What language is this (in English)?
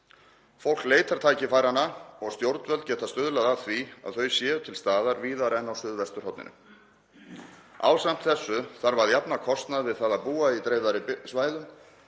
Icelandic